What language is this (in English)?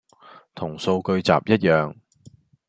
Cantonese